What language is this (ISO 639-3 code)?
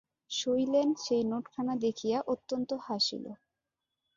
ben